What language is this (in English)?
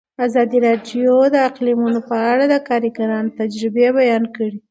Pashto